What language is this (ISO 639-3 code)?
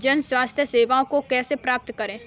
hin